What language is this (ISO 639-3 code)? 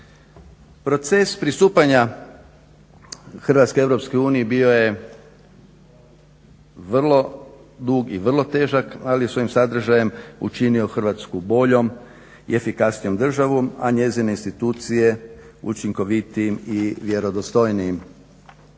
hrv